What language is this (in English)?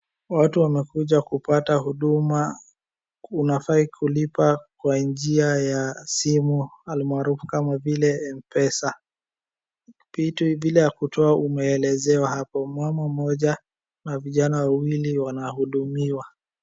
Swahili